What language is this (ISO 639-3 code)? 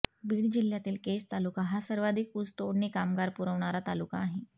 mar